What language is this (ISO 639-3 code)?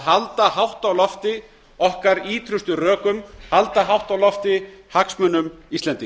isl